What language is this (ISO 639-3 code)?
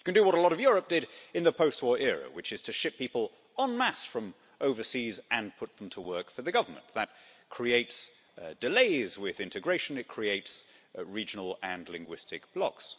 eng